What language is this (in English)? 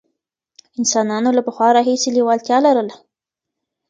Pashto